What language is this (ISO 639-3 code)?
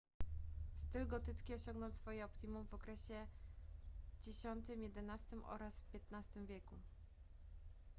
pol